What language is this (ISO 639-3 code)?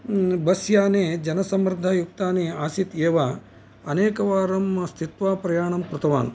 san